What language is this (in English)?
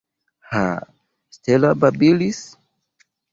Esperanto